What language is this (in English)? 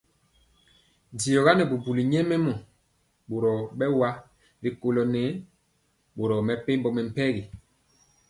Mpiemo